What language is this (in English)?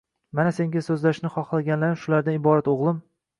Uzbek